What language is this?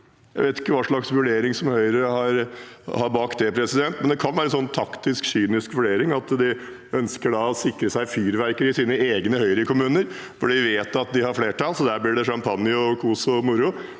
Norwegian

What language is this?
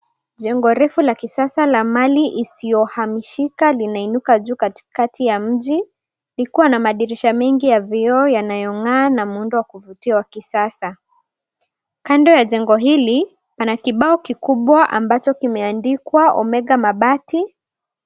Swahili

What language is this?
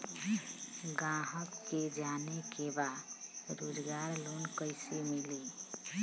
Bhojpuri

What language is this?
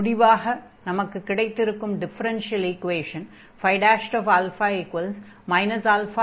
Tamil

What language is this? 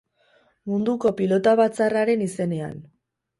Basque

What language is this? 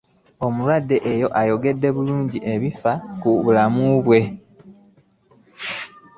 Ganda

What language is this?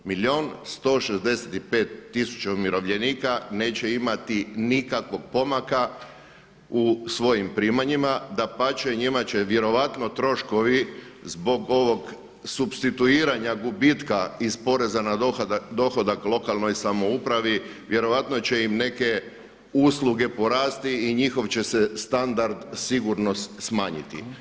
Croatian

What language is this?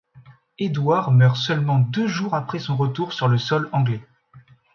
French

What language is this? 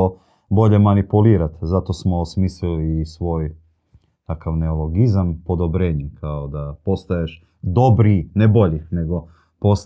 Croatian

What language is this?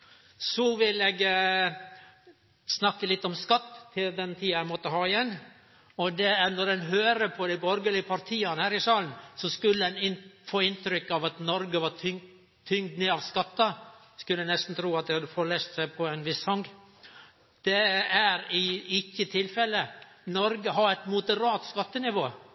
Norwegian Nynorsk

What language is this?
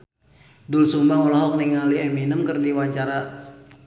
Sundanese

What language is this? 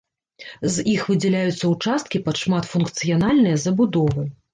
Belarusian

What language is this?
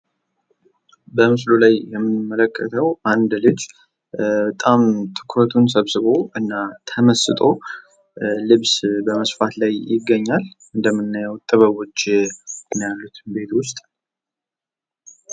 Amharic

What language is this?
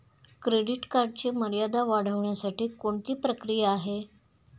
Marathi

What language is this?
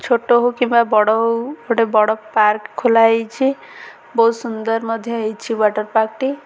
Odia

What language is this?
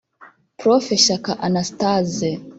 Kinyarwanda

